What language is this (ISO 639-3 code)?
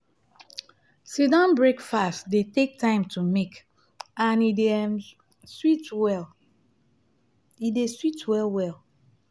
pcm